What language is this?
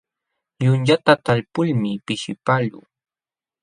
Jauja Wanca Quechua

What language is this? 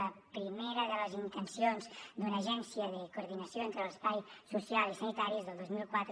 Catalan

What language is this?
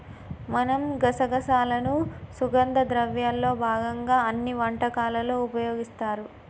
Telugu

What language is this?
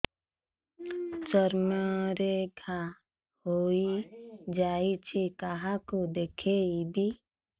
Odia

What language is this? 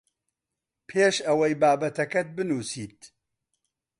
Central Kurdish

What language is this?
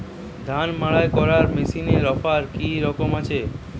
Bangla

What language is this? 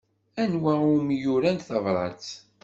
Kabyle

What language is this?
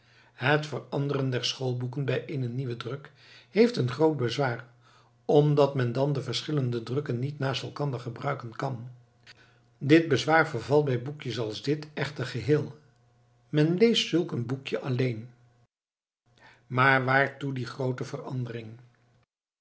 Dutch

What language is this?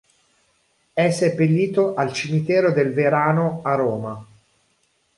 Italian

